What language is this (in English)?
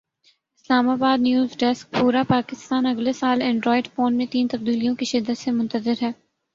Urdu